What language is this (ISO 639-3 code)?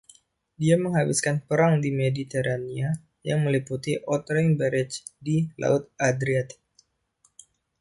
ind